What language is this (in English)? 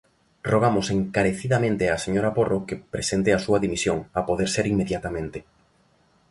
Galician